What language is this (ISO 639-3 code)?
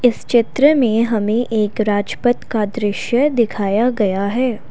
hin